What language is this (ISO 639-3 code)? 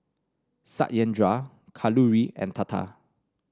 eng